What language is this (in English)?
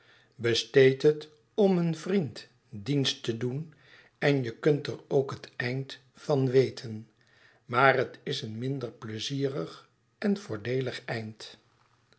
Dutch